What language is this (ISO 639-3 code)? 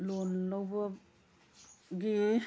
mni